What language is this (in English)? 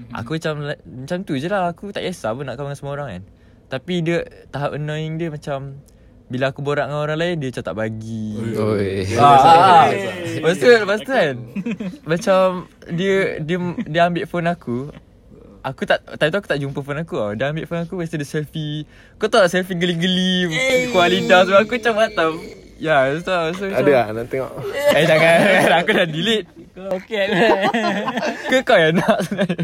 Malay